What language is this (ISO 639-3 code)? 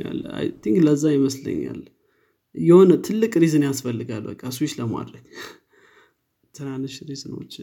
amh